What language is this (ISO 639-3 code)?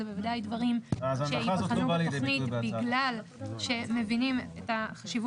heb